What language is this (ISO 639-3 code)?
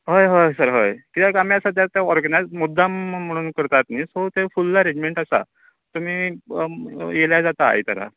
kok